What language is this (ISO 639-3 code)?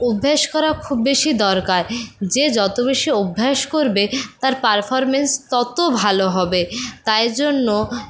ben